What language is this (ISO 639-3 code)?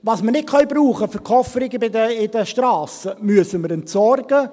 gsw